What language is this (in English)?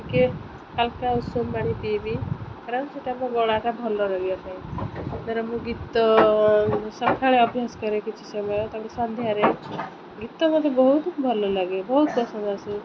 Odia